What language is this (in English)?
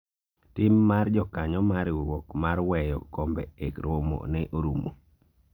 Luo (Kenya and Tanzania)